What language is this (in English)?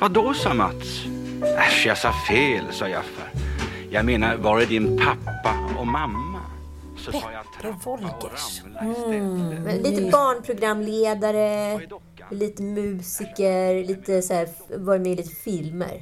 Swedish